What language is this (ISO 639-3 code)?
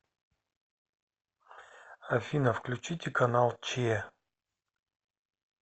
rus